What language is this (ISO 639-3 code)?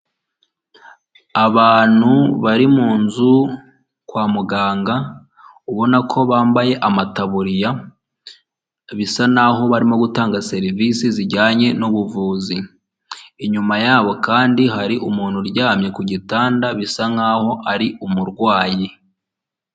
kin